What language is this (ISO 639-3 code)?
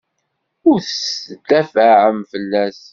kab